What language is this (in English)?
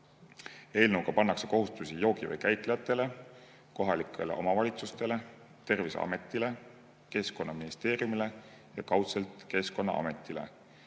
Estonian